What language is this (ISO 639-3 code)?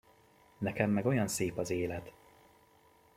hun